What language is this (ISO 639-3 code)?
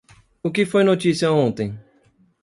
por